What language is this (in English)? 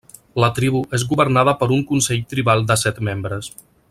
Catalan